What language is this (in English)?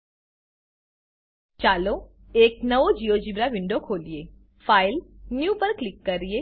Gujarati